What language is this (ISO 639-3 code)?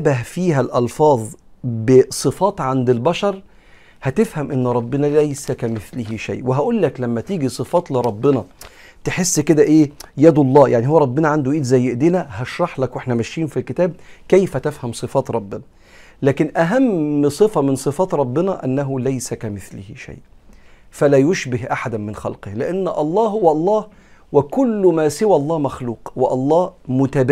ara